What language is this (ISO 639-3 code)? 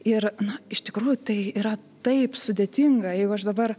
lit